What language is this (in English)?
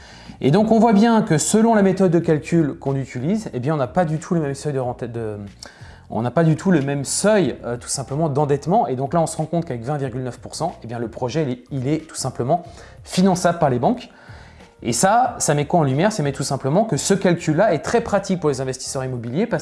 French